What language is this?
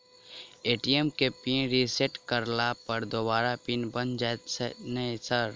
Maithili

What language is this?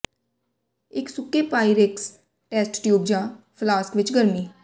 Punjabi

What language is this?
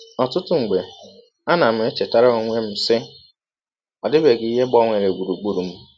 Igbo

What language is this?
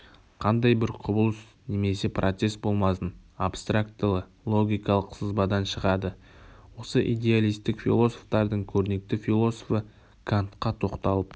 Kazakh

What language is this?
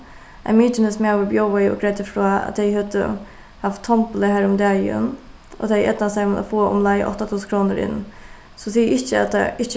Faroese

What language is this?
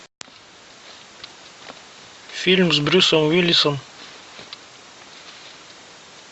Russian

